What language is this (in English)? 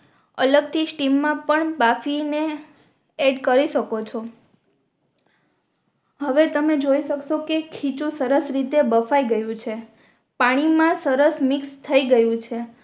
Gujarati